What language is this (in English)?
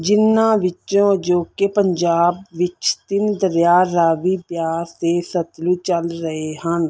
Punjabi